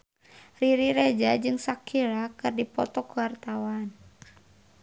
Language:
Sundanese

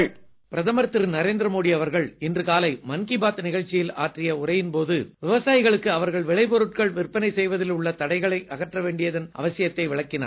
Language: Tamil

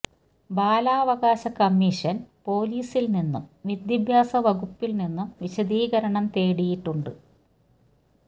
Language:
Malayalam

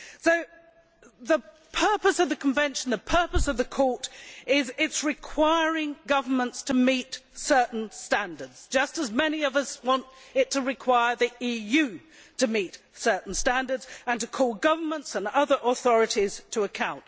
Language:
English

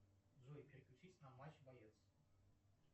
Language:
Russian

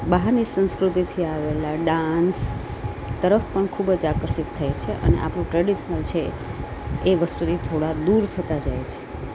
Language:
Gujarati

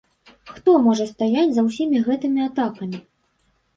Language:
Belarusian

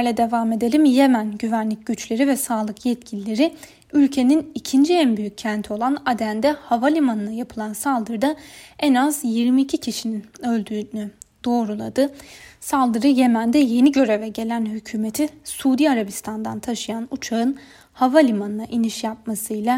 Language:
Turkish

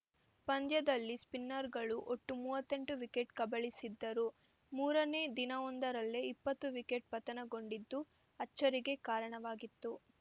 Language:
Kannada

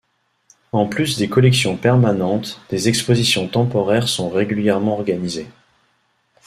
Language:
French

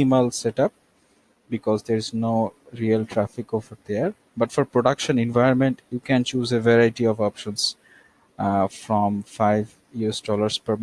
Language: English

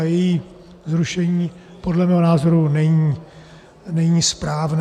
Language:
Czech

